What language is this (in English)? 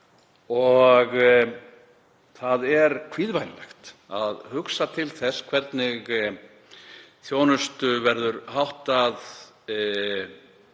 Icelandic